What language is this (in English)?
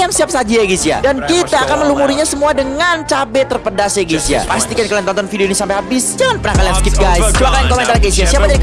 Indonesian